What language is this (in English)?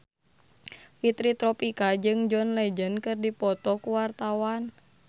Sundanese